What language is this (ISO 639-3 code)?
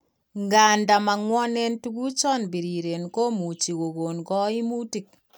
kln